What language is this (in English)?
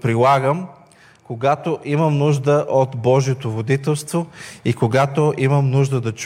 Bulgarian